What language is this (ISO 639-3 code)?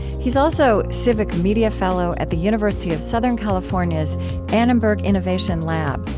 eng